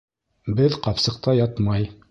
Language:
Bashkir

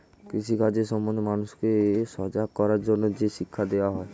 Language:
Bangla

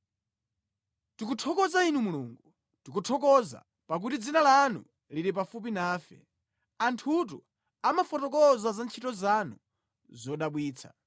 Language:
Nyanja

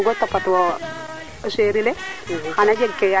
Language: Serer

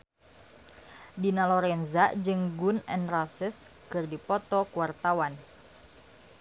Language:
Sundanese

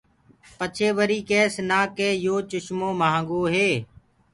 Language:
Gurgula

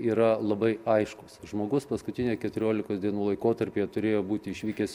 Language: Lithuanian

